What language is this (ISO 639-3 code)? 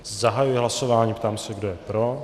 ces